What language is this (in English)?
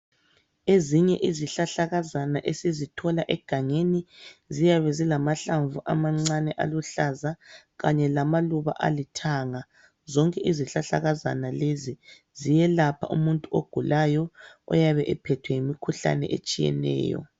North Ndebele